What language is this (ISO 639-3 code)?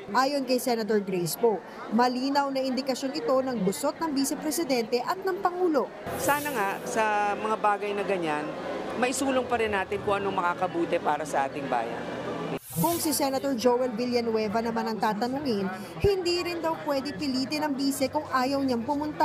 fil